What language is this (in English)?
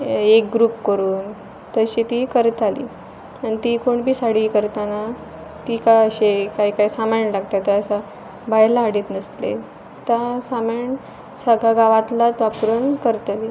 Konkani